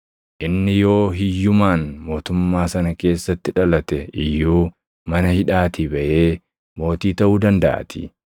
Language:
Oromo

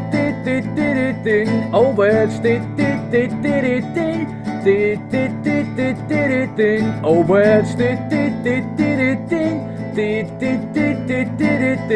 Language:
English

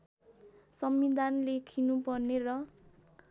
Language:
Nepali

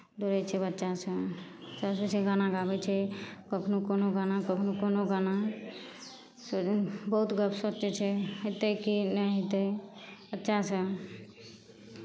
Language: Maithili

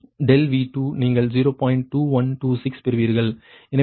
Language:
Tamil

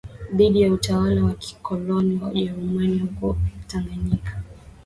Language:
Swahili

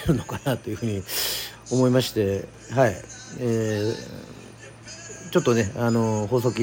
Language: Japanese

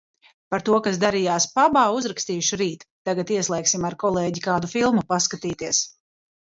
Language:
Latvian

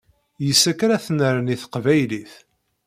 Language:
Kabyle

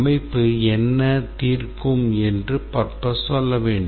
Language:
Tamil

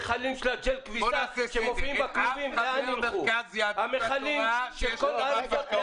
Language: Hebrew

